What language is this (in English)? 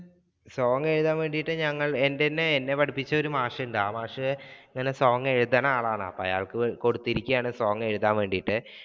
Malayalam